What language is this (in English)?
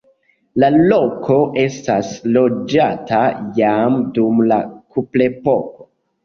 Esperanto